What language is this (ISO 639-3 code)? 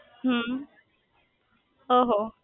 guj